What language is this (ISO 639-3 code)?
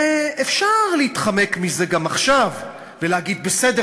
heb